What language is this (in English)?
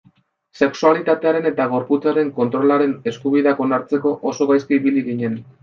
Basque